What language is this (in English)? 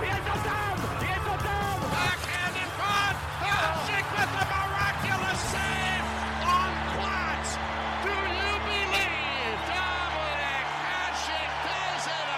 Czech